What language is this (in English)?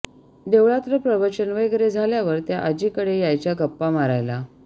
Marathi